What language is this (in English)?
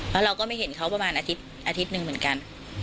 Thai